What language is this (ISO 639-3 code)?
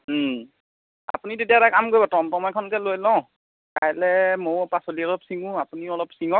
asm